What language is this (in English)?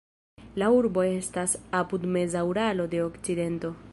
Esperanto